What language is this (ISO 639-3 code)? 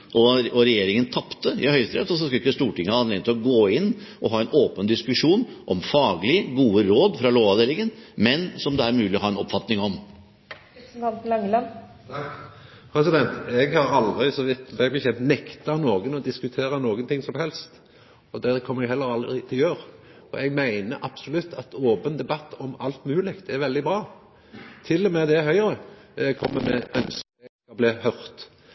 nor